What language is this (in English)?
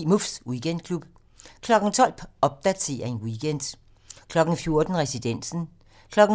Danish